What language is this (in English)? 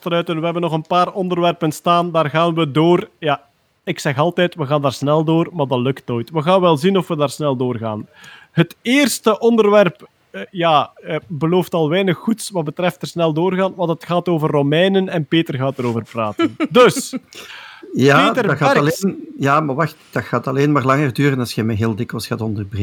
Dutch